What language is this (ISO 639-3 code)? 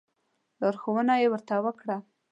pus